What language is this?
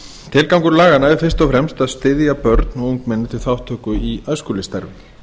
Icelandic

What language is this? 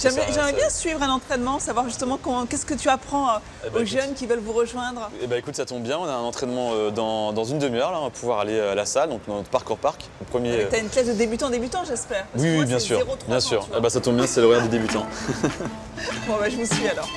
French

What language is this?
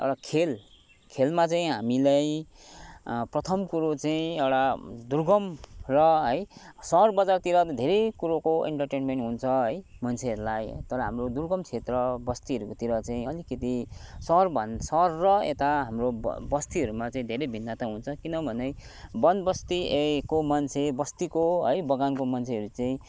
Nepali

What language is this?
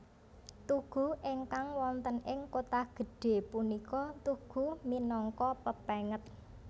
Javanese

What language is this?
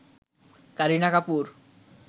Bangla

